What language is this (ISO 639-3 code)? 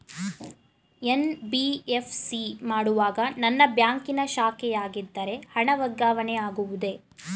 kan